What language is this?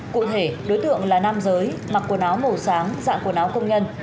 Vietnamese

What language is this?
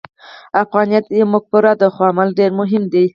Pashto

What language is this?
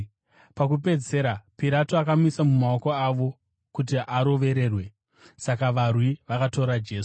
Shona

